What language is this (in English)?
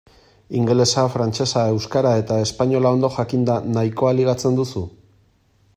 Basque